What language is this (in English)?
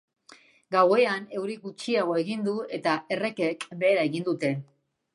Basque